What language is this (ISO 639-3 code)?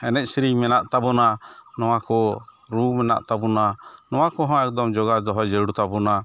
sat